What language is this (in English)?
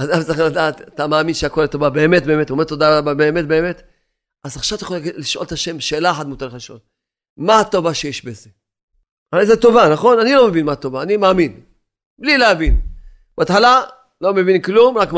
Hebrew